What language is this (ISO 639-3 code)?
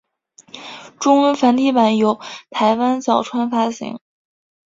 zho